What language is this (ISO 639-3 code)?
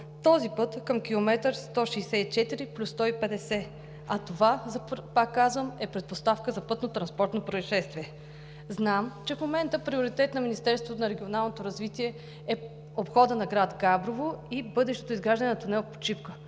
bul